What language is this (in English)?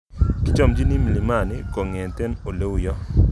Kalenjin